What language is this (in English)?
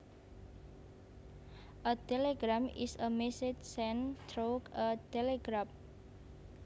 Javanese